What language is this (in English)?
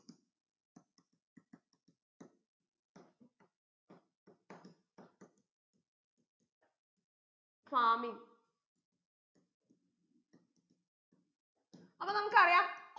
Malayalam